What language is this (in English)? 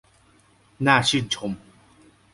Thai